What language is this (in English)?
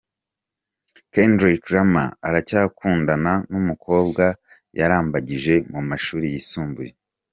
Kinyarwanda